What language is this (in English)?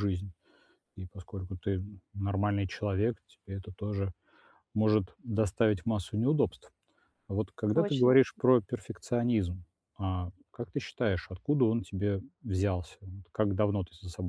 Russian